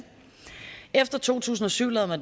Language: Danish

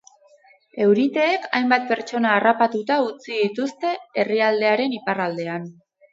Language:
Basque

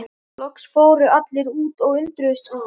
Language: Icelandic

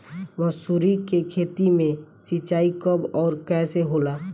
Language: Bhojpuri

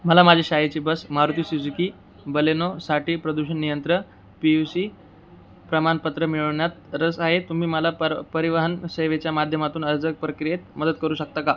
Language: Marathi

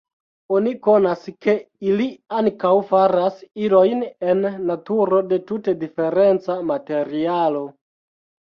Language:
Esperanto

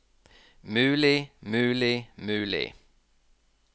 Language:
Norwegian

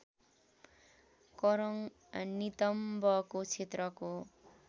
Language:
Nepali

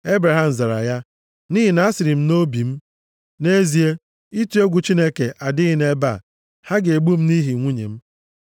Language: Igbo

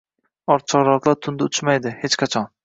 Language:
Uzbek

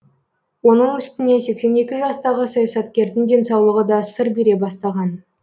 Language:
Kazakh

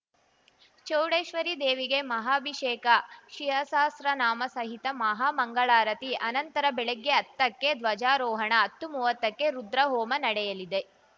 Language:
Kannada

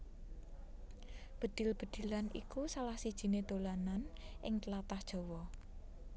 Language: Javanese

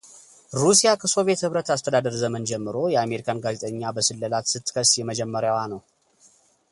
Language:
Amharic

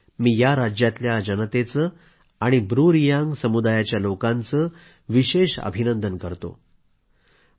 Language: Marathi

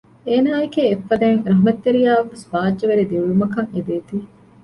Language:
Divehi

